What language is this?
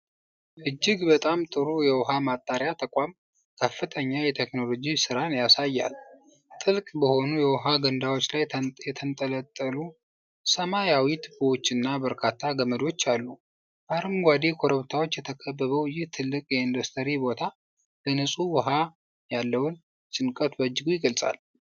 Amharic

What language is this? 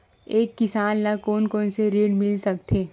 Chhattisgarhi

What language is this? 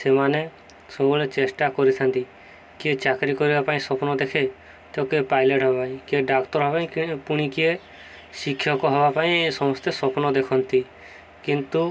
Odia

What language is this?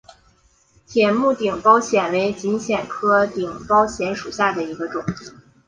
Chinese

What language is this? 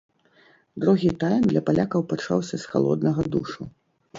Belarusian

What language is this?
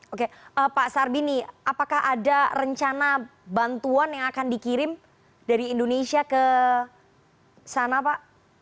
Indonesian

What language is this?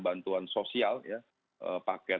Indonesian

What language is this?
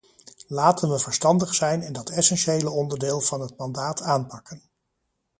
Dutch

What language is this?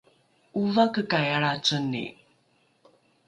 Rukai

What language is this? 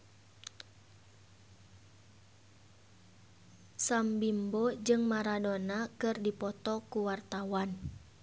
Sundanese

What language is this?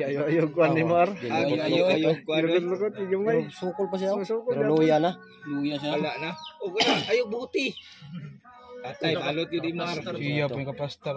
Indonesian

